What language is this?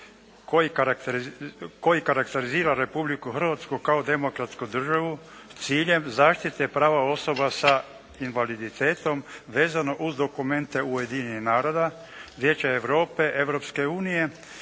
Croatian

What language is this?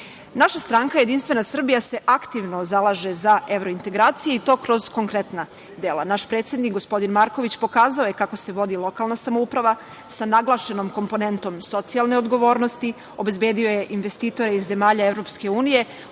Serbian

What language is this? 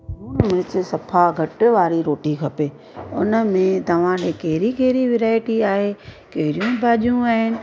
Sindhi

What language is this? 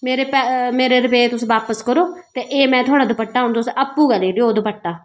Dogri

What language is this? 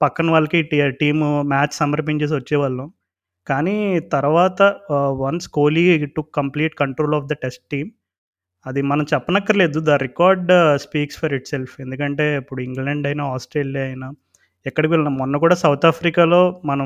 Telugu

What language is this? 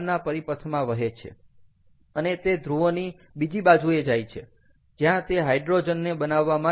Gujarati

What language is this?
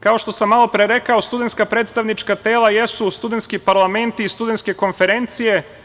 Serbian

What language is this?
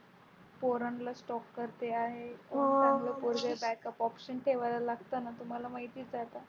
Marathi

